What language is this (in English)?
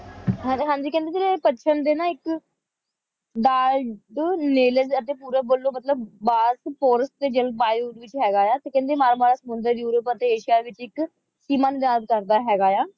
Punjabi